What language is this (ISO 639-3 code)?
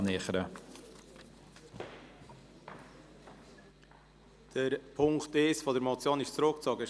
gsw